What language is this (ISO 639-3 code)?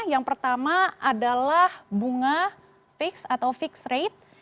ind